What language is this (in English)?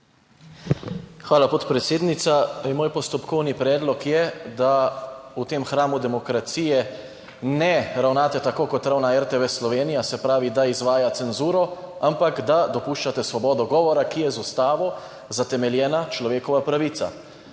Slovenian